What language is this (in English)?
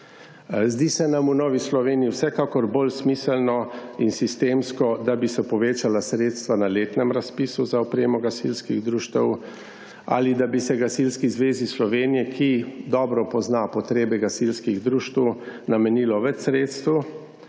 Slovenian